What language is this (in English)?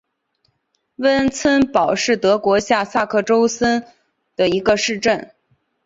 Chinese